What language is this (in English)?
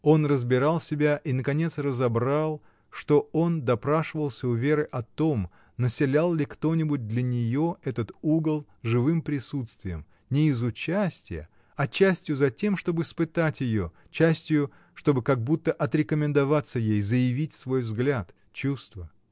Russian